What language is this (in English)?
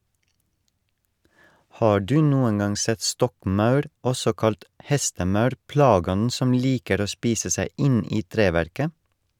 Norwegian